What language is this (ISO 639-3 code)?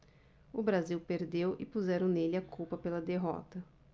por